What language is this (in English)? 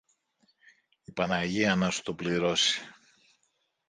Greek